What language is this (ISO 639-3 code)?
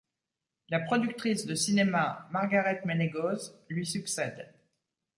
fra